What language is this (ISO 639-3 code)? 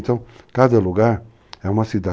por